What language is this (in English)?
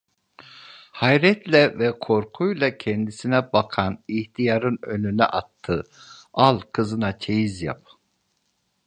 Turkish